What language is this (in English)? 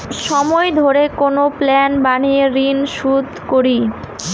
Bangla